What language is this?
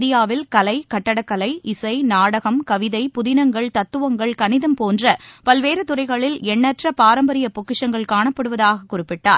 Tamil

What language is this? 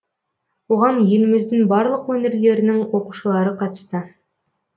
Kazakh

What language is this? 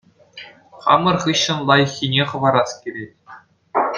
Chuvash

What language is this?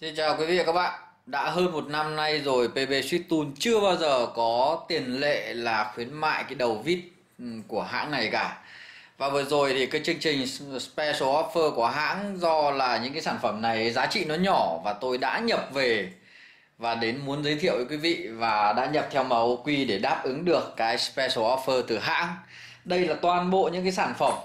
Vietnamese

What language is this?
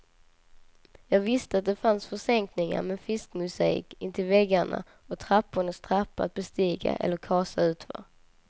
Swedish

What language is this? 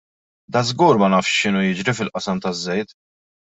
Maltese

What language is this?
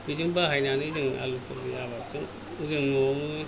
Bodo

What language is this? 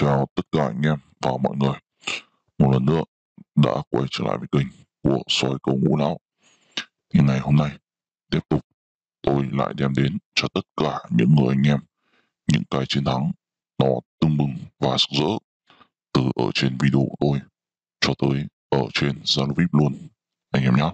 Vietnamese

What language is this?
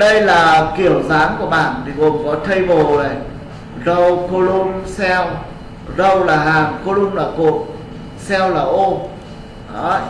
Vietnamese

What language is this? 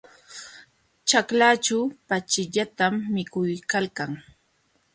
Jauja Wanca Quechua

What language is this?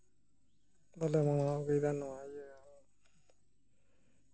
Santali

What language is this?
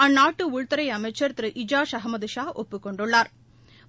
Tamil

